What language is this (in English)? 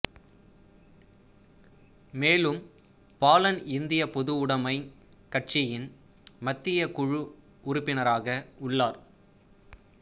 Tamil